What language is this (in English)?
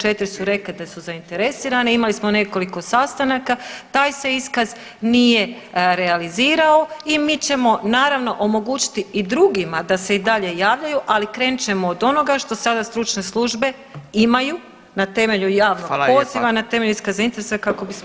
Croatian